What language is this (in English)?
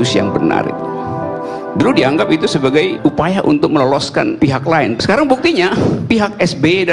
Indonesian